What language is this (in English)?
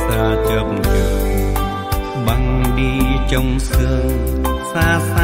Vietnamese